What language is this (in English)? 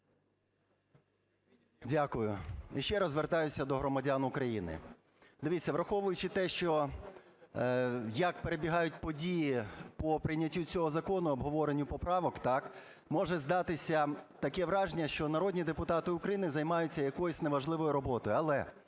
Ukrainian